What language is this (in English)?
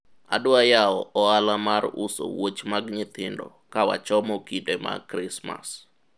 Luo (Kenya and Tanzania)